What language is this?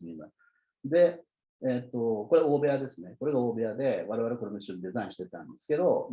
Japanese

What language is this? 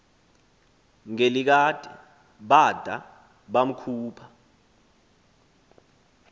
Xhosa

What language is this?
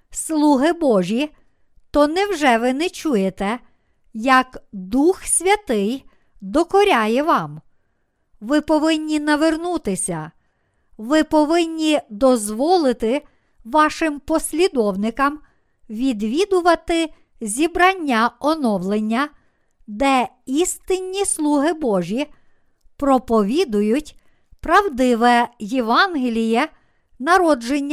Ukrainian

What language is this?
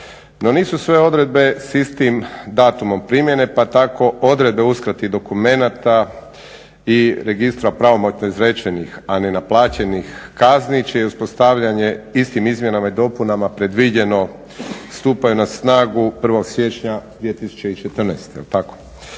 Croatian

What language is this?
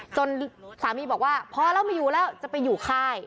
Thai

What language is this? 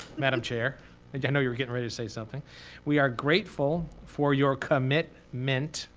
English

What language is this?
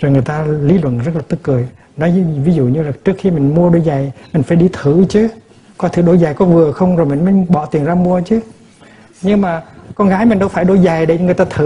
Vietnamese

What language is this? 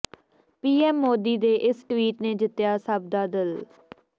Punjabi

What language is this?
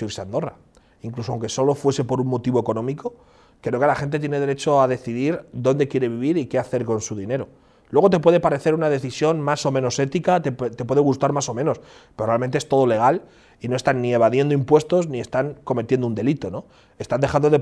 Spanish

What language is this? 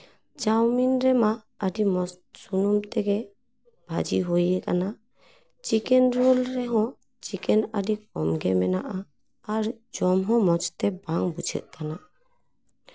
Santali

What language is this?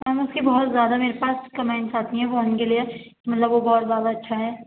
Urdu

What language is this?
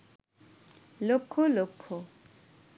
Bangla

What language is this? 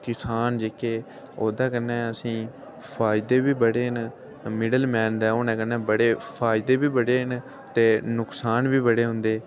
Dogri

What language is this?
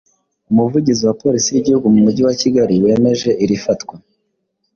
Kinyarwanda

